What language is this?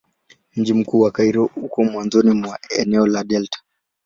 Swahili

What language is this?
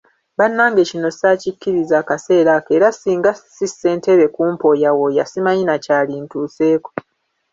Ganda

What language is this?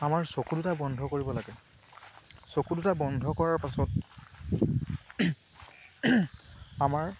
Assamese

